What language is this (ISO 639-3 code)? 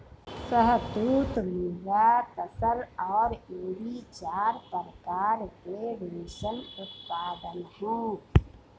hin